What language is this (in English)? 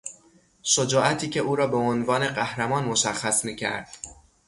Persian